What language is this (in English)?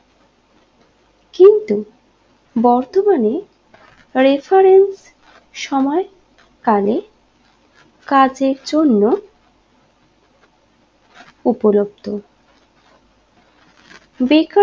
Bangla